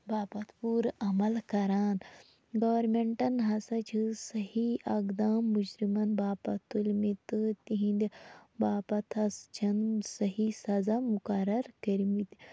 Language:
Kashmiri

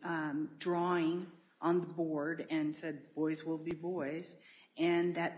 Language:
English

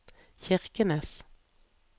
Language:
Norwegian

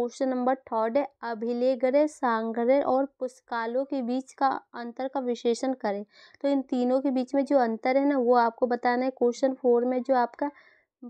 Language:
Hindi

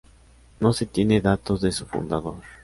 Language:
Spanish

